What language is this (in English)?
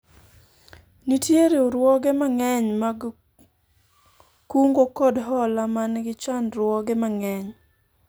Luo (Kenya and Tanzania)